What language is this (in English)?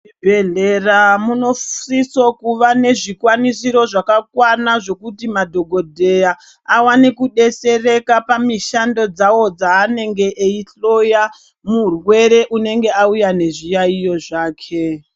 Ndau